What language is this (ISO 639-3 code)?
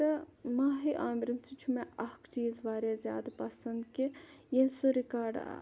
kas